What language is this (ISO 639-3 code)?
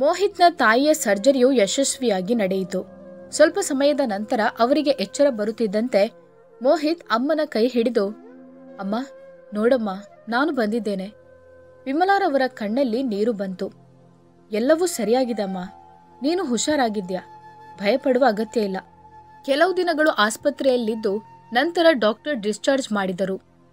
kan